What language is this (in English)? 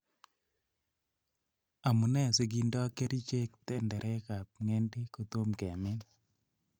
Kalenjin